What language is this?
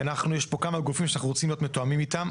Hebrew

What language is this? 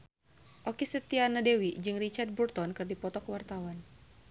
Sundanese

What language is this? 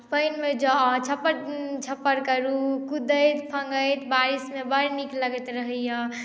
Maithili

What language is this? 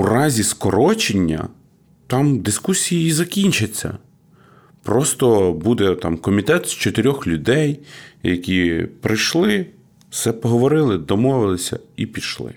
Ukrainian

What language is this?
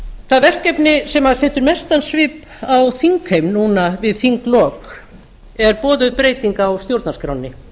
Icelandic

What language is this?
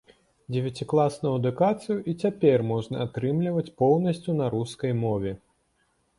Belarusian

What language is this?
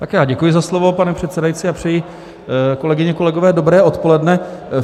Czech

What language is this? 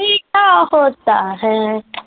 Punjabi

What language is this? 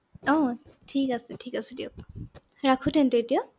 Assamese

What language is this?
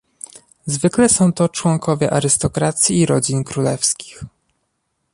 Polish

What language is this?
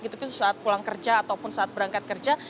Indonesian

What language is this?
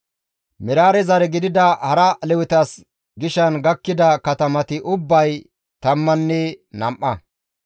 Gamo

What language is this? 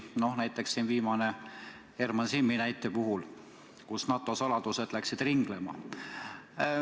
Estonian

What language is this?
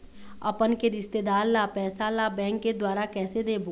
Chhattisgarhi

